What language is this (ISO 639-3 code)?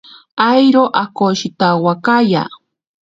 prq